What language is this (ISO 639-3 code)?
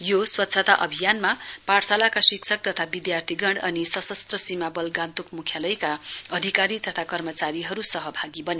nep